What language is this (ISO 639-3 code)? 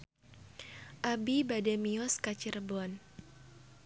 sun